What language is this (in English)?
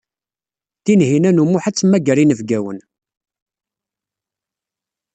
Kabyle